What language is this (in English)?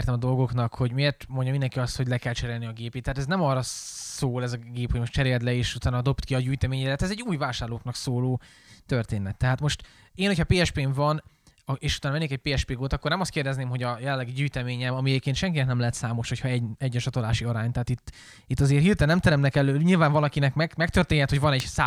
Hungarian